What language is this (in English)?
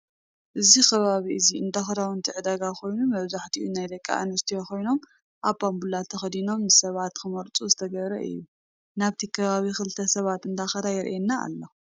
Tigrinya